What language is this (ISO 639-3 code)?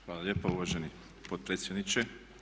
hrv